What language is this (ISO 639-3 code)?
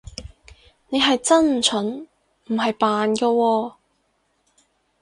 yue